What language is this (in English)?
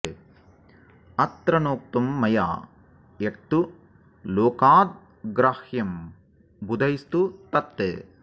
Sanskrit